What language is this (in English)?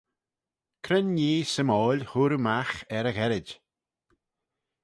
Manx